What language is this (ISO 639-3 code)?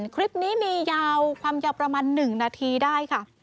tha